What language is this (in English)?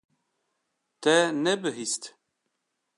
Kurdish